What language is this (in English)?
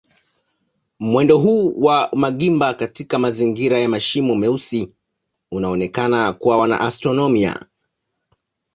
Swahili